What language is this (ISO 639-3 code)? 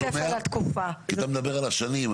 heb